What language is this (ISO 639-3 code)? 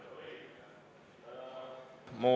est